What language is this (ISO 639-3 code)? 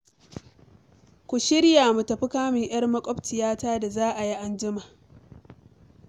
hau